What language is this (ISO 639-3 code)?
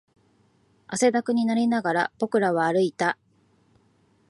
jpn